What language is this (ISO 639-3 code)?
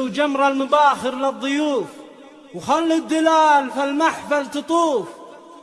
ara